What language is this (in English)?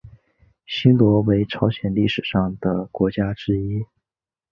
Chinese